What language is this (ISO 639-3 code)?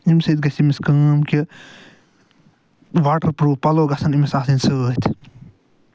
kas